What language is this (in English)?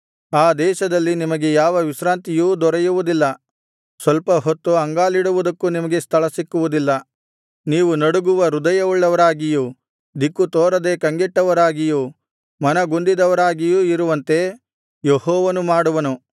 Kannada